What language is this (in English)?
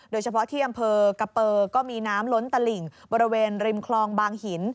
Thai